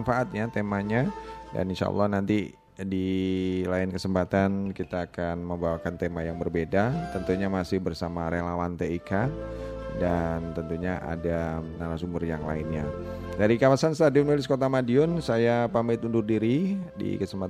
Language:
Indonesian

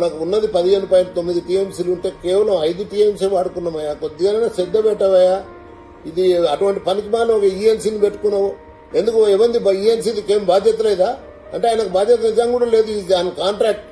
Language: Turkish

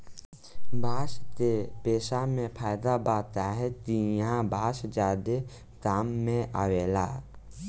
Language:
Bhojpuri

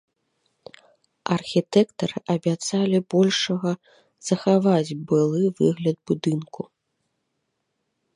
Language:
Belarusian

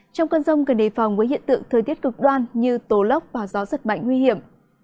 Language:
Vietnamese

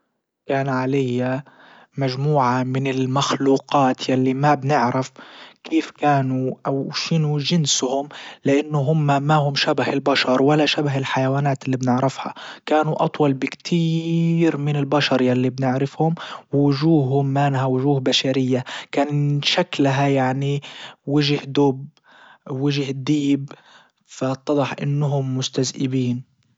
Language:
Libyan Arabic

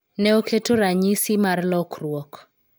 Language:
Luo (Kenya and Tanzania)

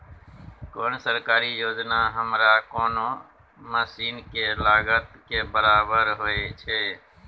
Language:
Maithili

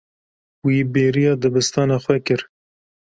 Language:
Kurdish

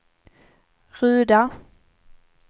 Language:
Swedish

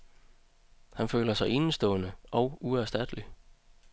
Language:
Danish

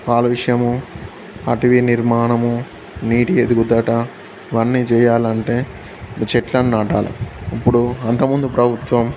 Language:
Telugu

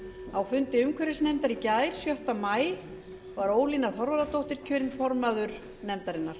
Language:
Icelandic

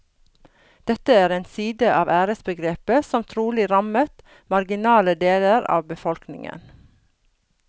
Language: Norwegian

